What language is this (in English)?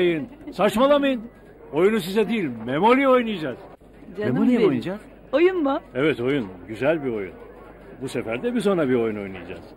Turkish